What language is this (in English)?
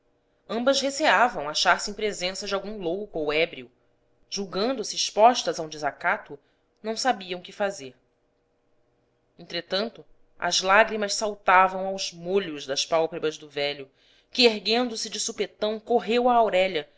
Portuguese